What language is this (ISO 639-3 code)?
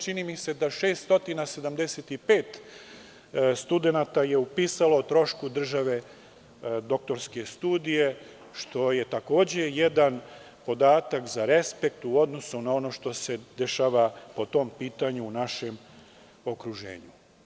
srp